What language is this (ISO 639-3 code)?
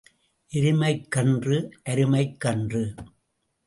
tam